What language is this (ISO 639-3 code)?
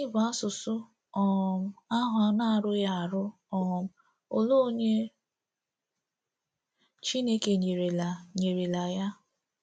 ibo